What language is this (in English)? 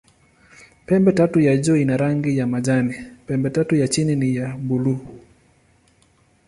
Swahili